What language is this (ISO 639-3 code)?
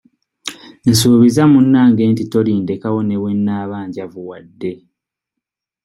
lug